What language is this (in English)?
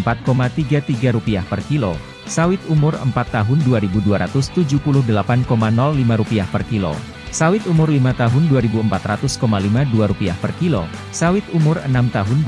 Indonesian